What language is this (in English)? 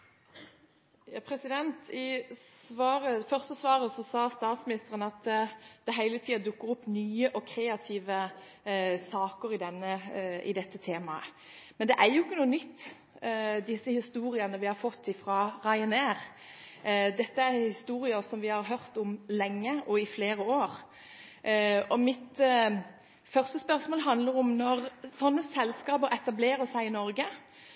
Norwegian Bokmål